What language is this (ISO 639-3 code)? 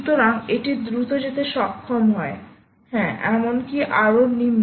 ben